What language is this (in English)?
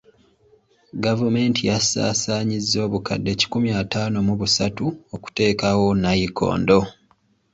Ganda